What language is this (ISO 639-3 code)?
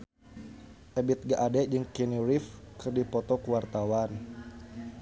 sun